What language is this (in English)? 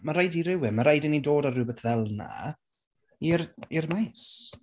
Welsh